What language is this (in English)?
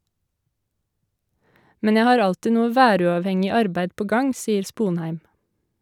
Norwegian